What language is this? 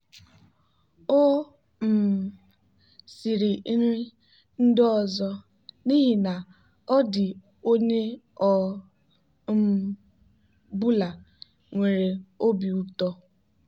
Igbo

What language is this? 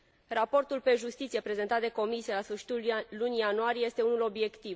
Romanian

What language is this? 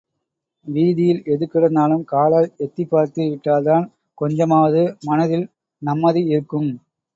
Tamil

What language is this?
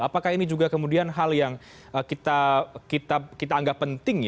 Indonesian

